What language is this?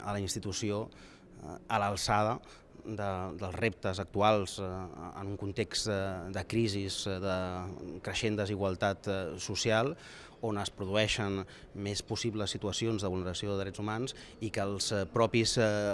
Spanish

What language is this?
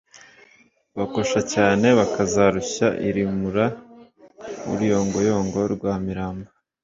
Kinyarwanda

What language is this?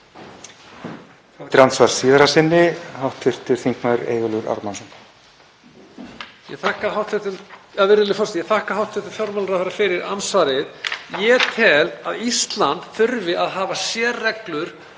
Icelandic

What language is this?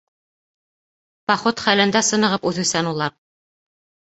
Bashkir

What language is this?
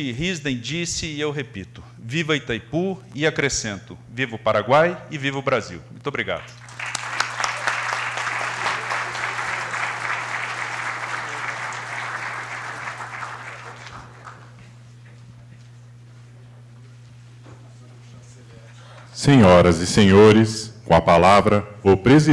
Portuguese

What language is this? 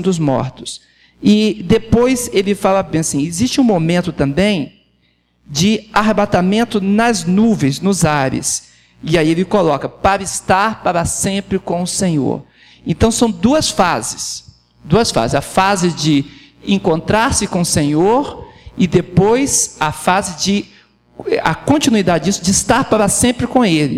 Portuguese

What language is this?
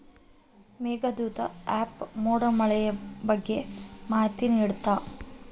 Kannada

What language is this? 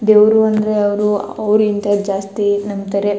Kannada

